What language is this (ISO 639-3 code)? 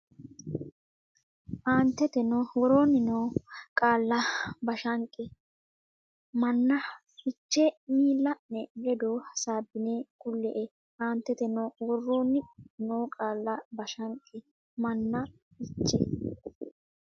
sid